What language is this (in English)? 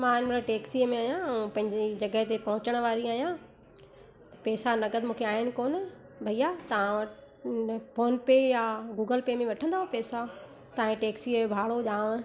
Sindhi